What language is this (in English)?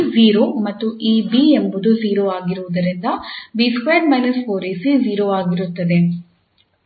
Kannada